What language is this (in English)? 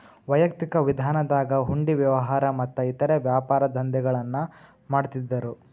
Kannada